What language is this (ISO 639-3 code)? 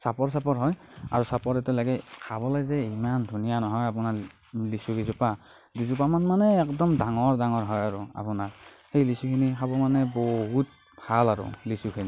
asm